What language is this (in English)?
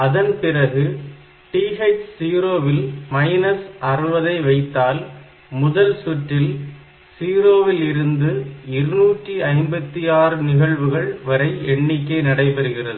Tamil